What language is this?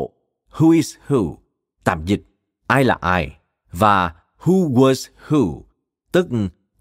Vietnamese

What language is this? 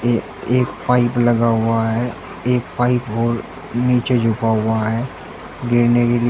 Hindi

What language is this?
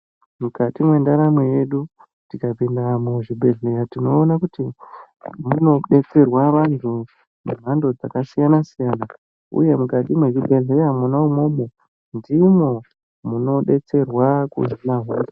Ndau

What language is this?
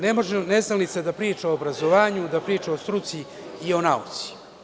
Serbian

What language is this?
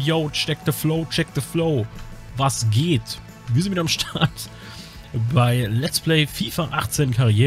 German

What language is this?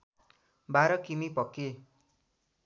Nepali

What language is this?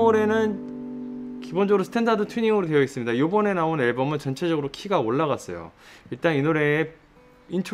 Korean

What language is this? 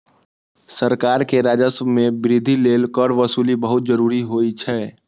Maithili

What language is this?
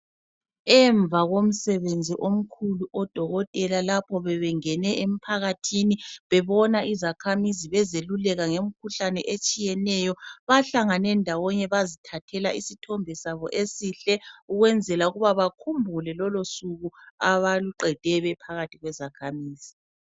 North Ndebele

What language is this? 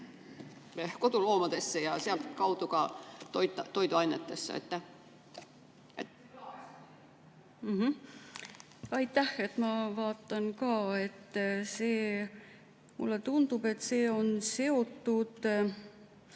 Estonian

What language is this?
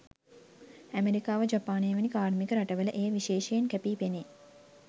Sinhala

